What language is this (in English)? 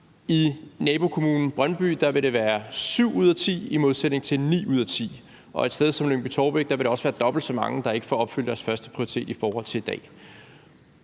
Danish